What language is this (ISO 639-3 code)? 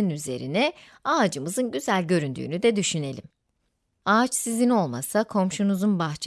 tur